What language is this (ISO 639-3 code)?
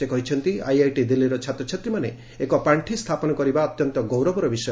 ori